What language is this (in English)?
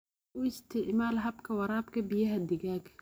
Somali